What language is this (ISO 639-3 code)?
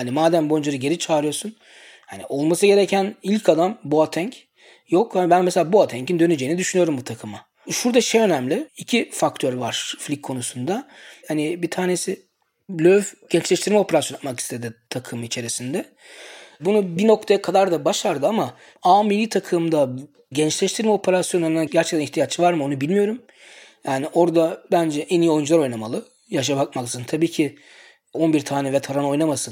tur